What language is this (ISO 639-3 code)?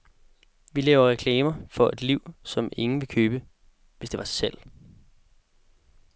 dan